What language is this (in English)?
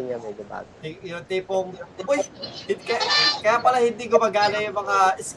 Filipino